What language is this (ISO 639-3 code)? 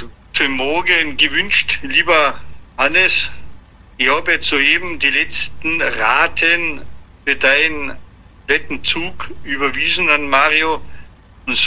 deu